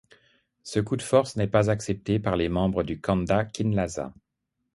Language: French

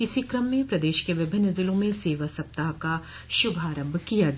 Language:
Hindi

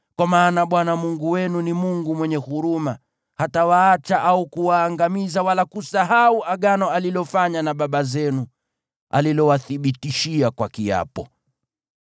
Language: Swahili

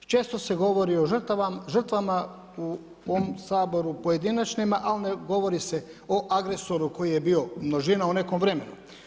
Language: Croatian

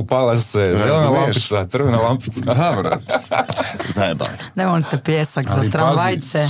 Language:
Croatian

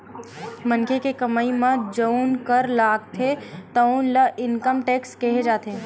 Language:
Chhattisgarhi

